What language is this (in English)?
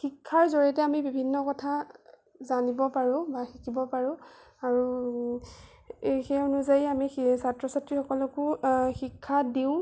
Assamese